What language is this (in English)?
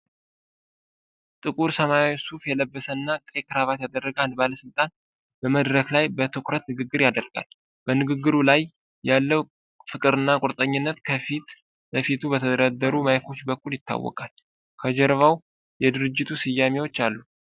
Amharic